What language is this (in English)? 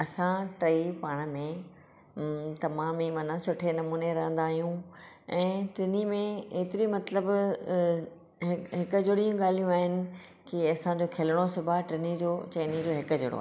Sindhi